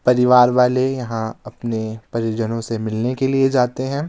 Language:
Hindi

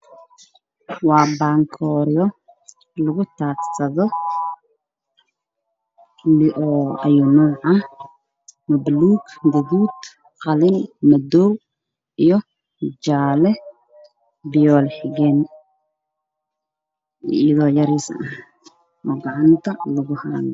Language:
Somali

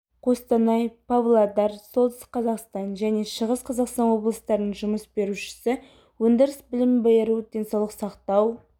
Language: Kazakh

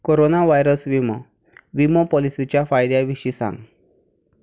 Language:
Konkani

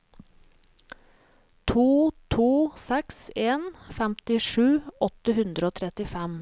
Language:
Norwegian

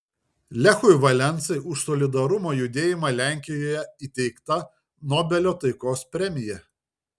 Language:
Lithuanian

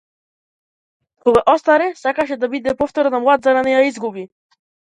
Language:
Macedonian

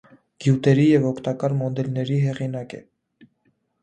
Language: Armenian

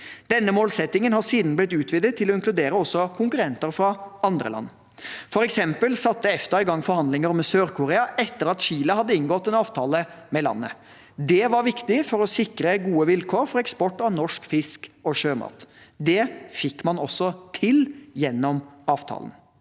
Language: Norwegian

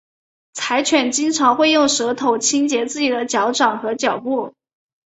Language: Chinese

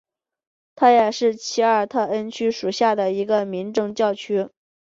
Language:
Chinese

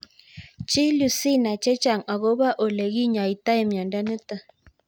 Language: Kalenjin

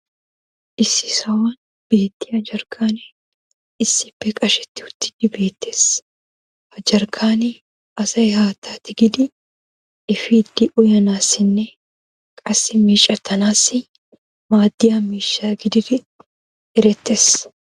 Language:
Wolaytta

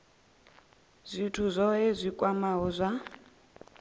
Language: Venda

